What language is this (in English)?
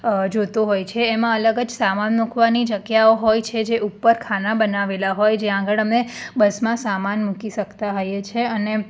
Gujarati